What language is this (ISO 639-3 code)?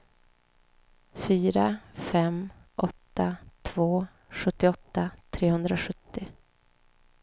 swe